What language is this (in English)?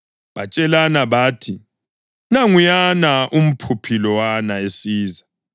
North Ndebele